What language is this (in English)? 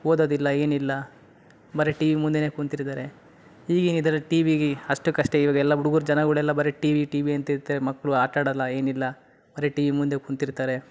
Kannada